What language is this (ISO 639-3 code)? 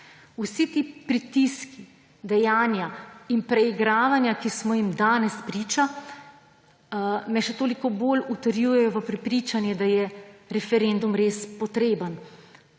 slv